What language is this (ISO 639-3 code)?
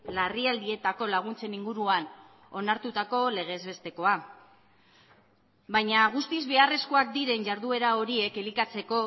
eus